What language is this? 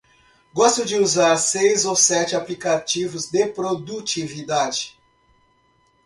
Portuguese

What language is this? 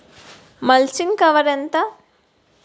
Telugu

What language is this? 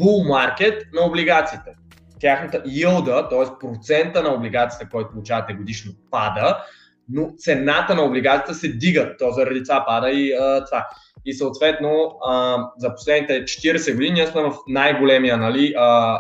Bulgarian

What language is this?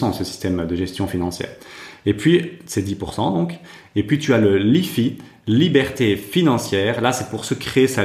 French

